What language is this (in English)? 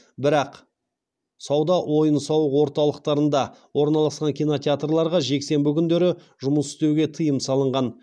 Kazakh